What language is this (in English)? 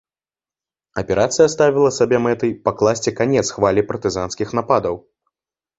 Belarusian